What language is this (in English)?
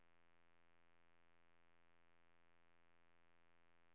Swedish